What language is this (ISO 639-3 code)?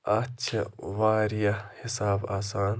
kas